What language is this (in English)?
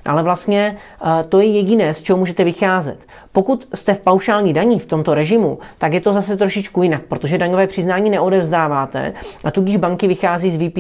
Czech